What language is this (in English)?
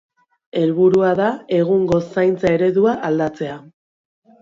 Basque